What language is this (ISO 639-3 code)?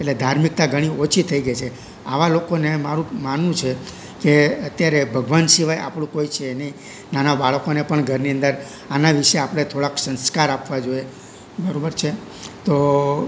guj